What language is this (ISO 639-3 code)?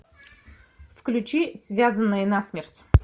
rus